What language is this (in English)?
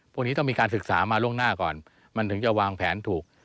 Thai